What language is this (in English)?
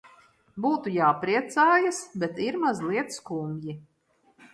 Latvian